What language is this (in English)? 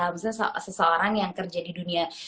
Indonesian